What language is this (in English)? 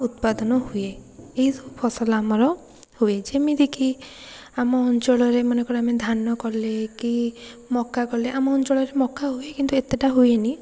Odia